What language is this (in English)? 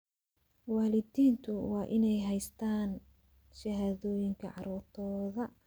Somali